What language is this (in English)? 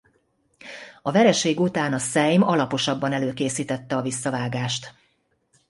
Hungarian